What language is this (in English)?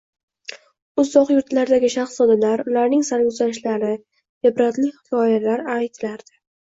Uzbek